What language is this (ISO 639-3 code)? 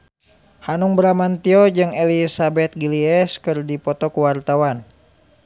sun